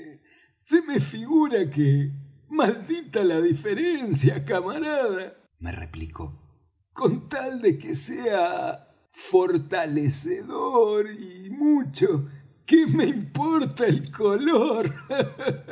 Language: Spanish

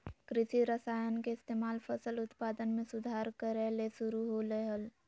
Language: Magahi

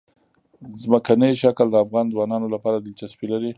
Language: Pashto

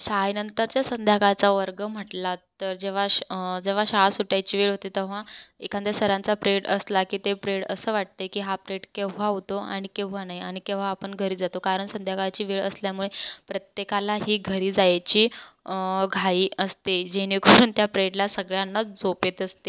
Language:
Marathi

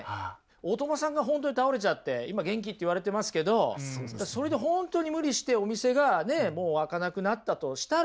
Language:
Japanese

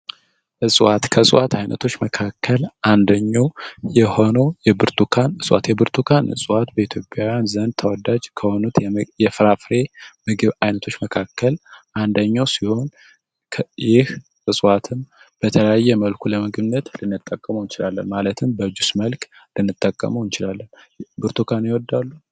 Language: Amharic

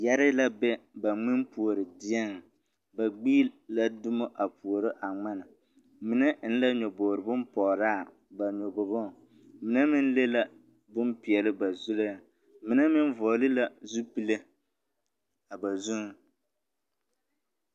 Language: Southern Dagaare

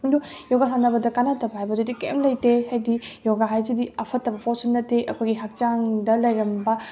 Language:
Manipuri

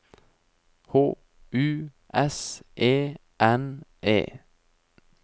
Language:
Norwegian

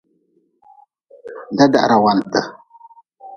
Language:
Nawdm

